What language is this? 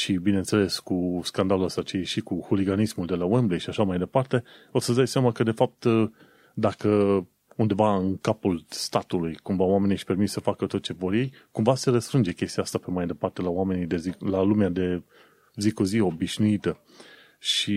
Romanian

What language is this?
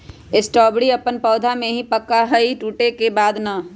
Magahi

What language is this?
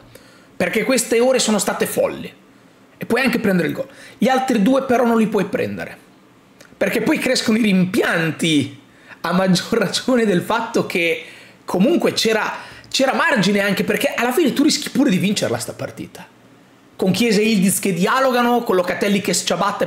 Italian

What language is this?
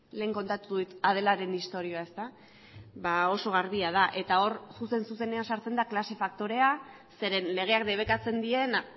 Basque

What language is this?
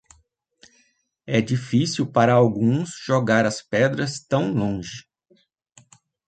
Portuguese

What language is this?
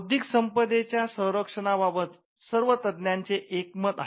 Marathi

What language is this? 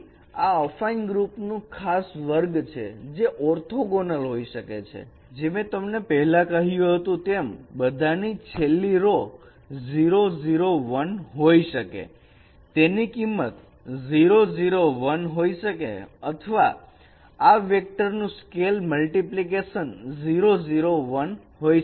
Gujarati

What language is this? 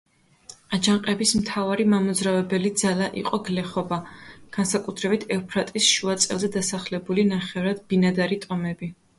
Georgian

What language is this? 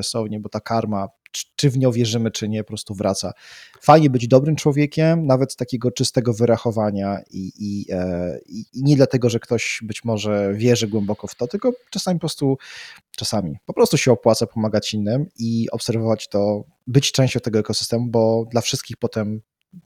Polish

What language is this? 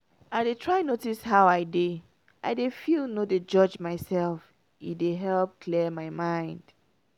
Nigerian Pidgin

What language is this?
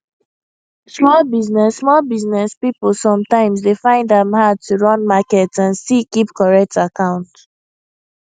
Nigerian Pidgin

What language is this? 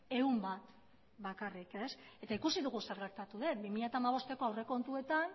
Basque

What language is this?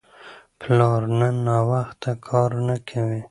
Pashto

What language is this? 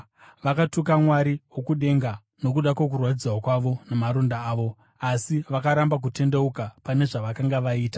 Shona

